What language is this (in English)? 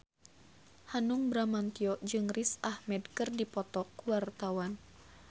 Sundanese